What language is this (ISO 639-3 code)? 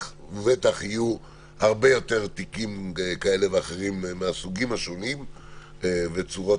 heb